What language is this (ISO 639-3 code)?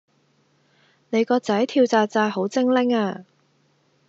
yue